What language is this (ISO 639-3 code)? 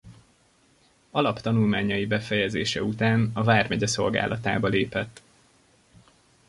hun